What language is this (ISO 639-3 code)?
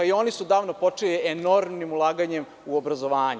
srp